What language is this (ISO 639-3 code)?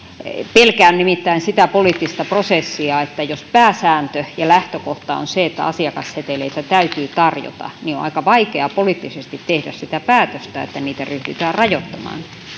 fin